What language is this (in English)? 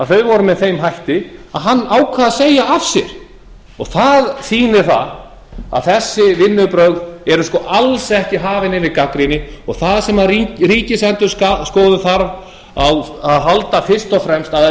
Icelandic